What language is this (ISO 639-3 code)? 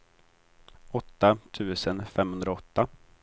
swe